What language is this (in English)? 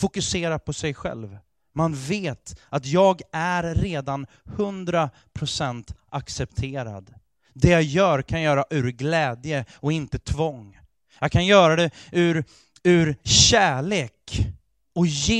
Swedish